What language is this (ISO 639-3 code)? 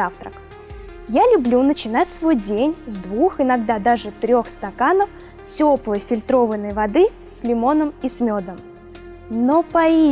rus